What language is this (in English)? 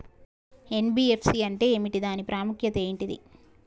Telugu